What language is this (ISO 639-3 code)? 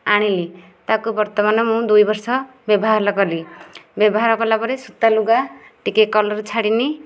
ori